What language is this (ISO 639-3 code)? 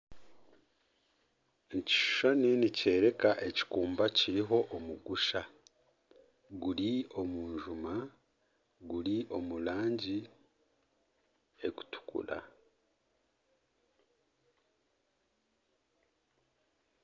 nyn